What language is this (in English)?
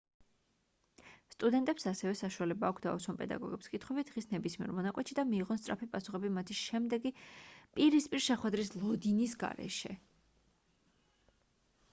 Georgian